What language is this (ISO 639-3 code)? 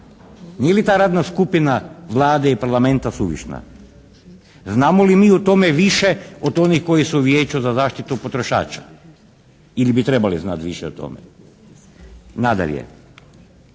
hrv